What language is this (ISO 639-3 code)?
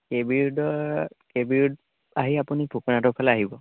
asm